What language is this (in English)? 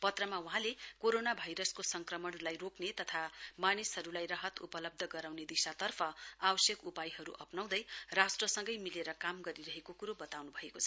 Nepali